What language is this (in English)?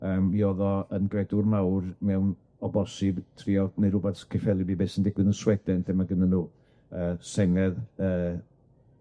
Welsh